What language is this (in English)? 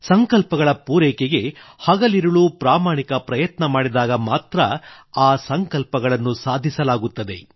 Kannada